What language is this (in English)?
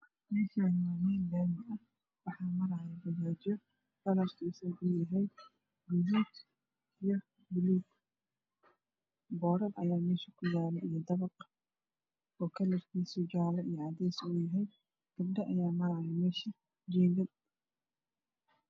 Somali